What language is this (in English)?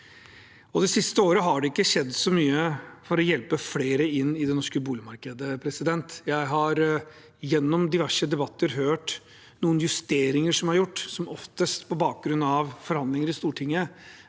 Norwegian